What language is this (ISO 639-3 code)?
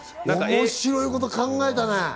jpn